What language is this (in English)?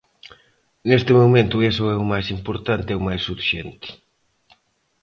Galician